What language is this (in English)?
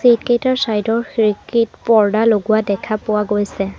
Assamese